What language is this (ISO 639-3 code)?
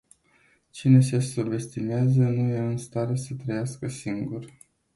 ron